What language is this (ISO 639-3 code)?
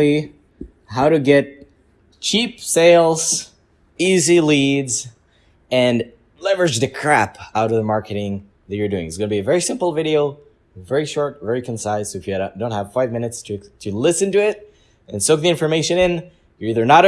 eng